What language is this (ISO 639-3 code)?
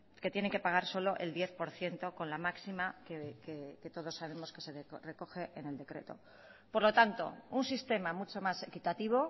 spa